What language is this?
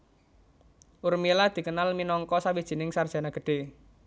Javanese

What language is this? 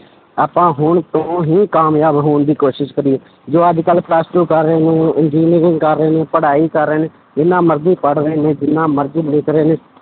Punjabi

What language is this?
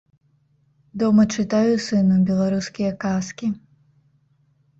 Belarusian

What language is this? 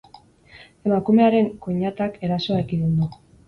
Basque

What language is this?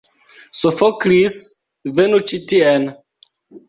Esperanto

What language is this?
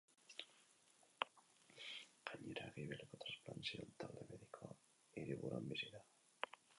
Basque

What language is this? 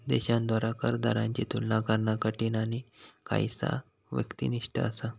Marathi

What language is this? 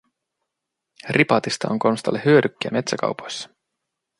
Finnish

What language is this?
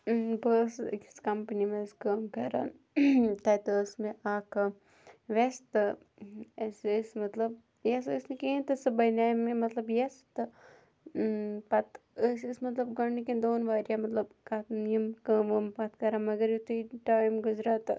Kashmiri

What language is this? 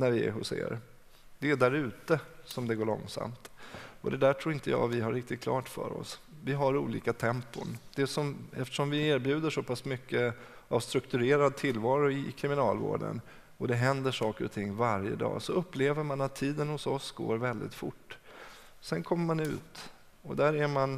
Swedish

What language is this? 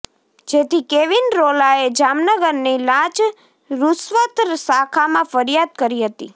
Gujarati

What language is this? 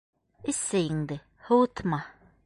Bashkir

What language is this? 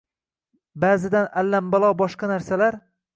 Uzbek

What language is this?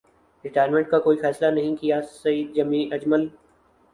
Urdu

